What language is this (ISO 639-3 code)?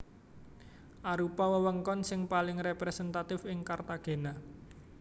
jav